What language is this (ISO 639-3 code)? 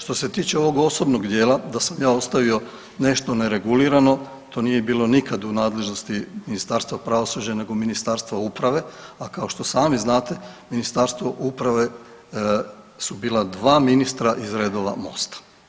hrv